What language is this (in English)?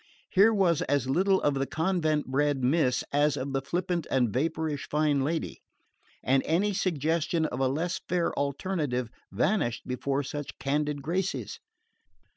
English